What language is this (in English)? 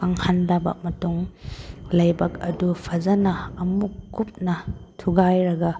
Manipuri